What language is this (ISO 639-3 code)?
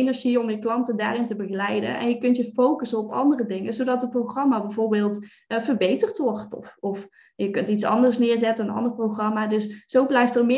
nld